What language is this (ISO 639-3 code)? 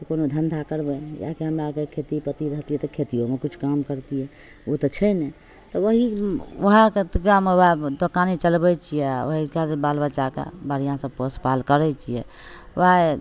mai